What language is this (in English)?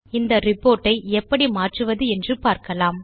Tamil